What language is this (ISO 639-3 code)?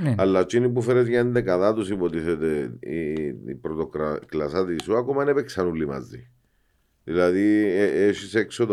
ell